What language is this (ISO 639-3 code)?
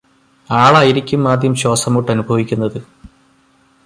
mal